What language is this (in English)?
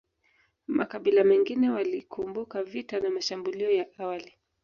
Swahili